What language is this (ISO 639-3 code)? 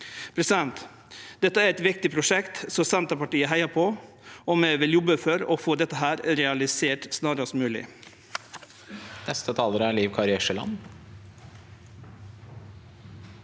nor